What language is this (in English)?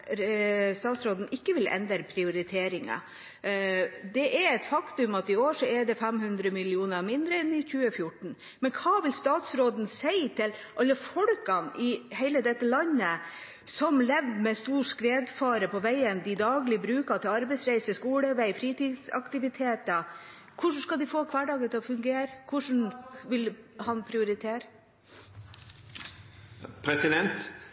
Norwegian Bokmål